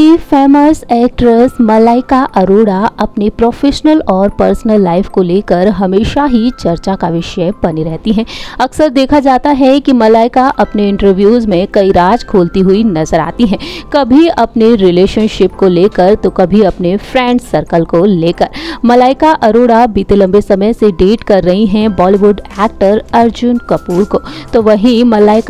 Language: Hindi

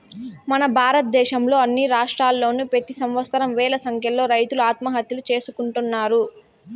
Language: Telugu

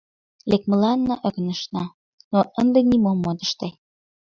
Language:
Mari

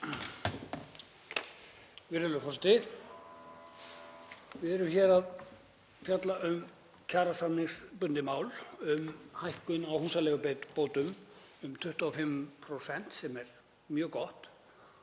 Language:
Icelandic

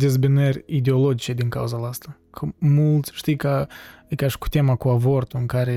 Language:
Romanian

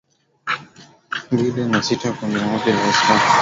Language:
Swahili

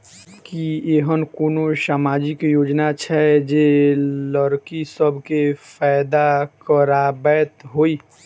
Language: Maithili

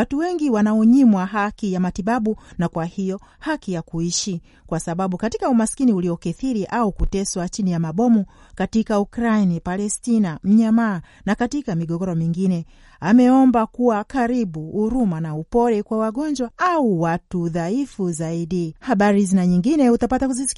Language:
Swahili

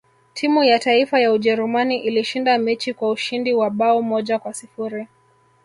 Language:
Swahili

